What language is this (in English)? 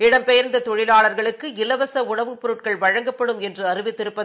Tamil